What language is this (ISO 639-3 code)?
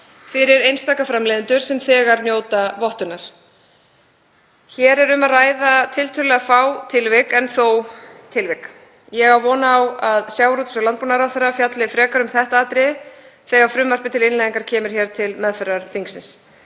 isl